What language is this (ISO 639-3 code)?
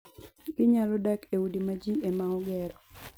luo